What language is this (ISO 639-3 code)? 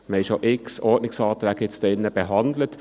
gsw